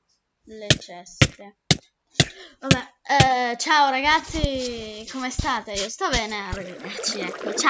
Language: Italian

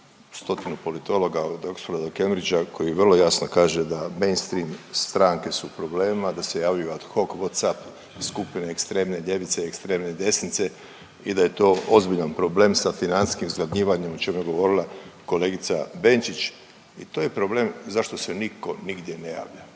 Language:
Croatian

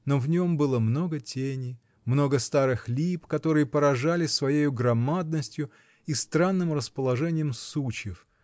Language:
Russian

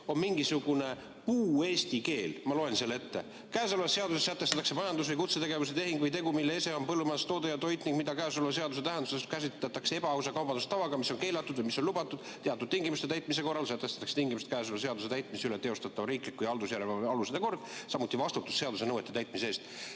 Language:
Estonian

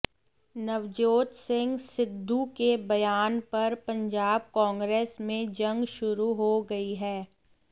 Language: Hindi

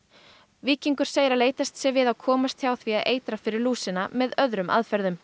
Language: Icelandic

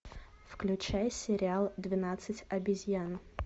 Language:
Russian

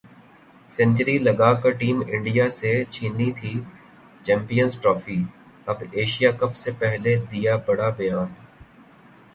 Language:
Urdu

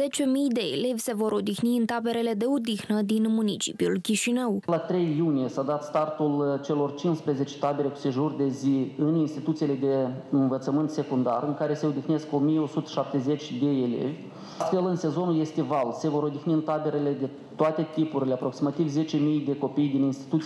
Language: Romanian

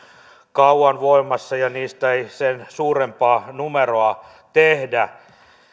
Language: Finnish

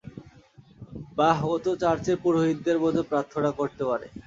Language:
Bangla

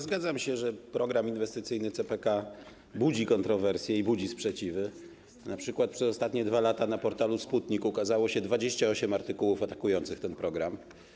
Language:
Polish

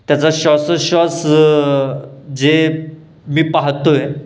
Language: Marathi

